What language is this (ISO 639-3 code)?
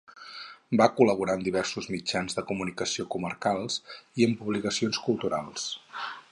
cat